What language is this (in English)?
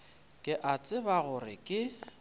Northern Sotho